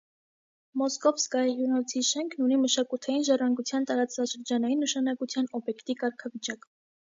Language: Armenian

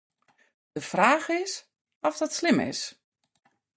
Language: Western Frisian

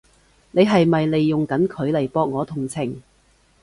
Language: Cantonese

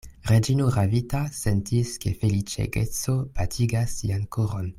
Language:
Esperanto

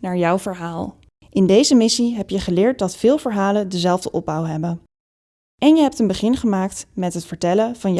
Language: Dutch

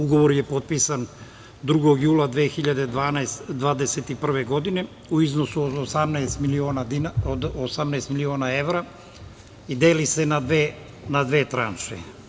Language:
Serbian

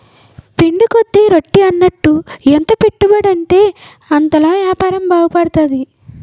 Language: Telugu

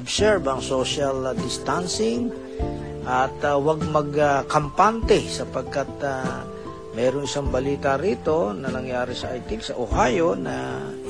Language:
Filipino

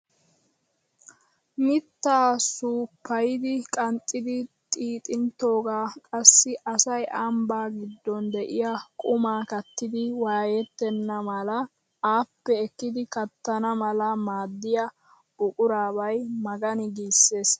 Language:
Wolaytta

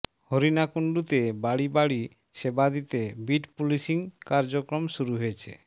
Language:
Bangla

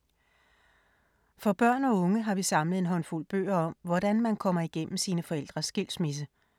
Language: Danish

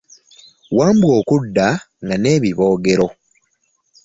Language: Ganda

